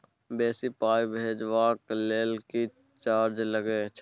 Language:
Maithili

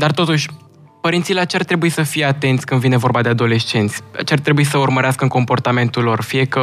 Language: Romanian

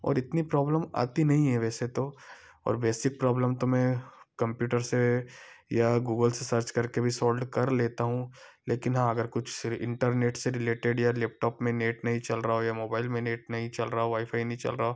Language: Hindi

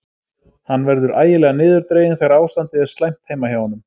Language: Icelandic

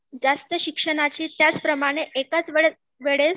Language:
Marathi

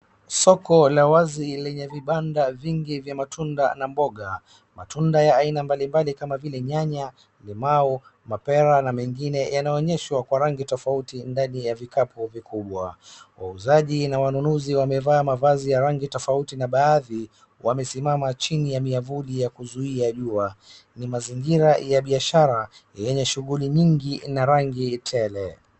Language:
Swahili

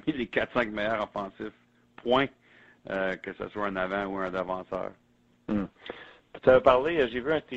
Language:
French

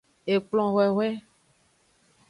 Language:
Aja (Benin)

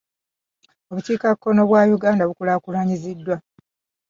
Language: Ganda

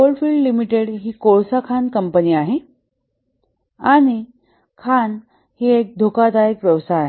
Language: Marathi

